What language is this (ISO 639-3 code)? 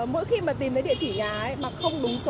vie